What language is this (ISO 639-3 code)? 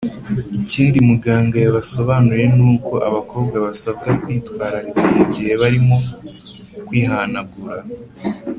kin